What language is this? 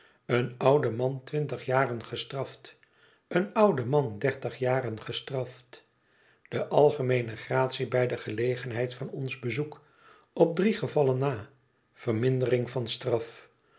Dutch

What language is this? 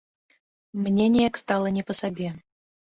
Belarusian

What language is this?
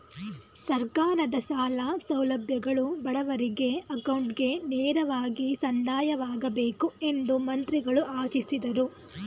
Kannada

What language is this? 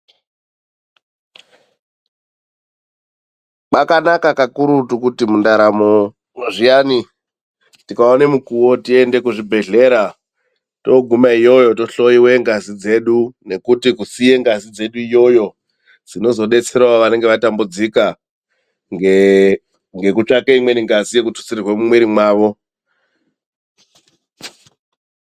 Ndau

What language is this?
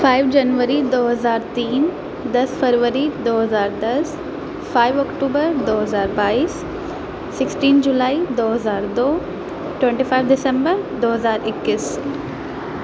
Urdu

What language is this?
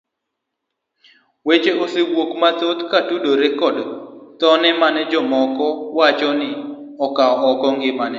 Luo (Kenya and Tanzania)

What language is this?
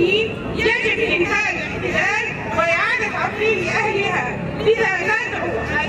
Arabic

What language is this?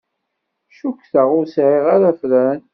Kabyle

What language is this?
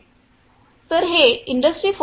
Marathi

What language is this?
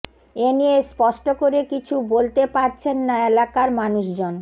Bangla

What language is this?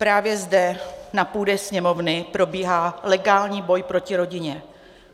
Czech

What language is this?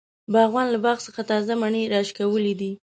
Pashto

